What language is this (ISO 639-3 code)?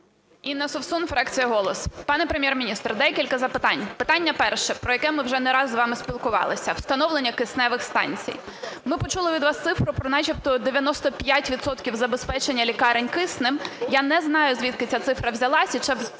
ukr